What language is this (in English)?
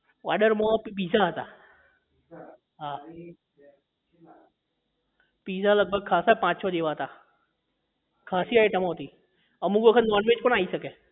Gujarati